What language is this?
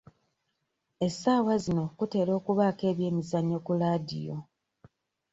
Ganda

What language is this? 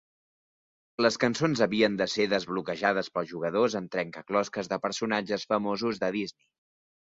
Catalan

